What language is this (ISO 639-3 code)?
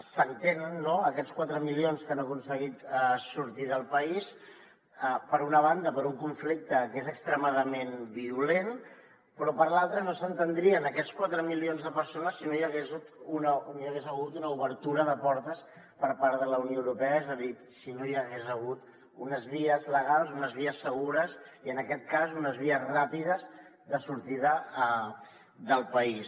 cat